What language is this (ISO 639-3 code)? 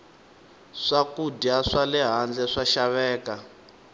tso